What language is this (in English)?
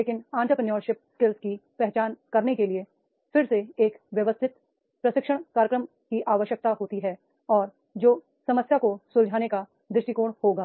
Hindi